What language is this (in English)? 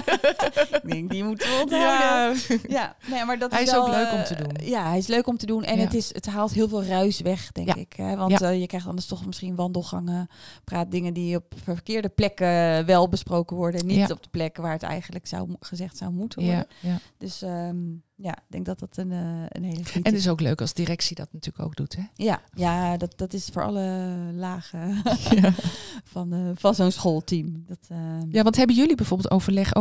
Dutch